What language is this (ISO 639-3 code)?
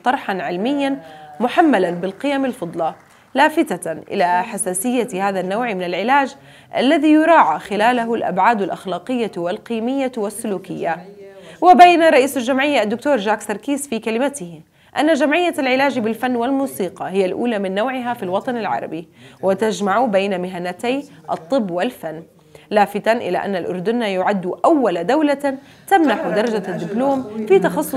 ara